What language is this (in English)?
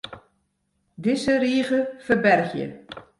Western Frisian